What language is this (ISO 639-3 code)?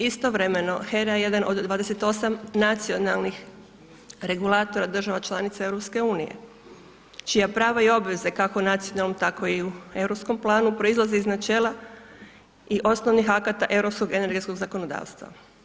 hrv